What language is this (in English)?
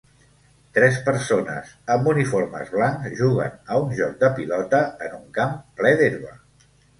Catalan